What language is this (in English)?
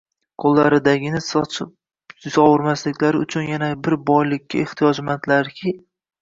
Uzbek